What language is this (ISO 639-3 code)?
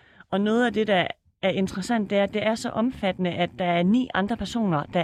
dan